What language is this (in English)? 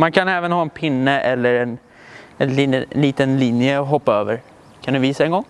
Swedish